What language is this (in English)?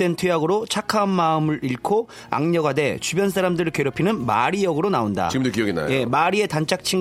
Korean